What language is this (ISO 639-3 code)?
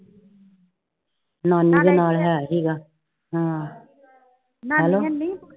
pan